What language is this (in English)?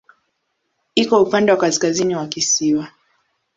Swahili